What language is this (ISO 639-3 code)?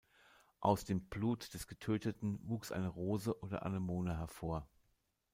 deu